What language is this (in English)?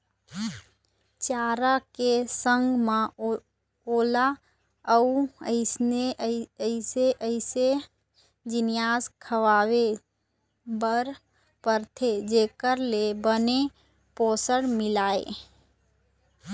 Chhattisgarhi